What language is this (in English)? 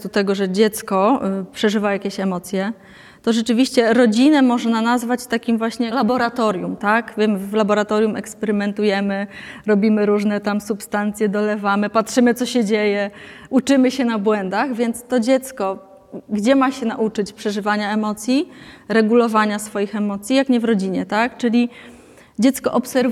Polish